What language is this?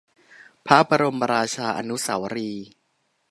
Thai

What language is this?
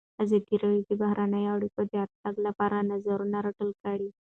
Pashto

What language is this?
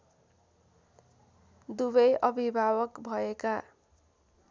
Nepali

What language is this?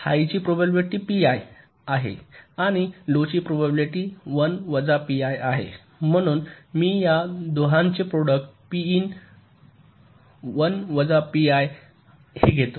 Marathi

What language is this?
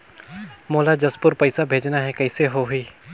Chhattisgarhi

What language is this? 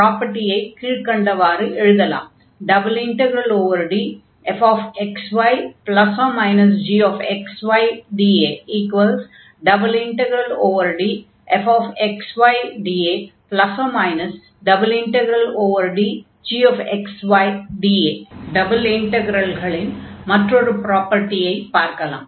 Tamil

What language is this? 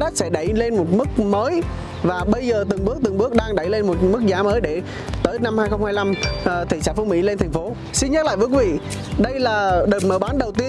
Vietnamese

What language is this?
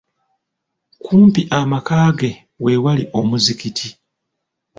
Ganda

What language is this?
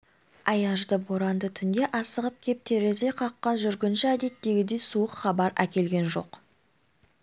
Kazakh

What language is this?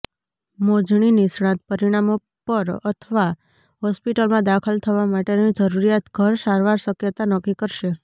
Gujarati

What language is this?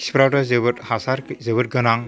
Bodo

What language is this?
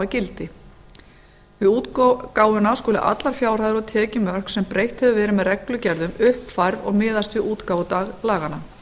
Icelandic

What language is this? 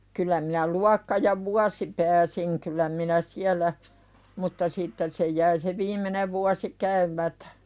Finnish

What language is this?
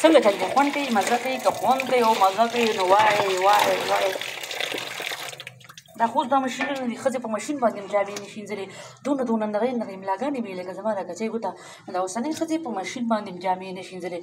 Arabic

